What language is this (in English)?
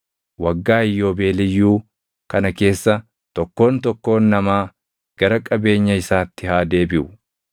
Oromo